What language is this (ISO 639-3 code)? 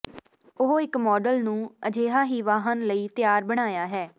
pan